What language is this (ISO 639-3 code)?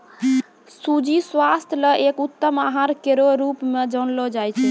mai